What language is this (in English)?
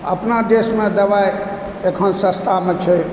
Maithili